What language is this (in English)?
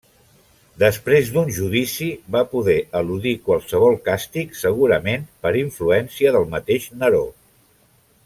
Catalan